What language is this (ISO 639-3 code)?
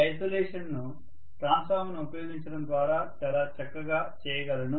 tel